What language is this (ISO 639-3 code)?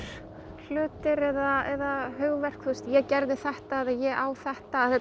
isl